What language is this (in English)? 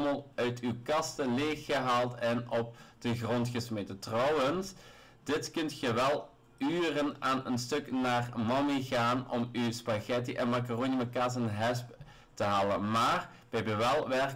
Dutch